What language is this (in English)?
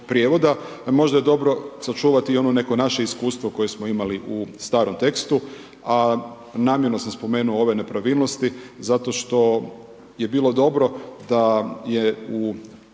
Croatian